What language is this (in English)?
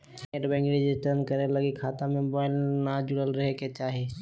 Magahi